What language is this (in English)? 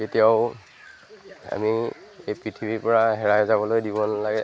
Assamese